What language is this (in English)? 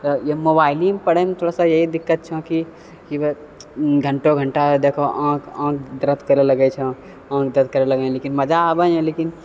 Maithili